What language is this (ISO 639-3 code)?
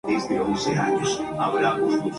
spa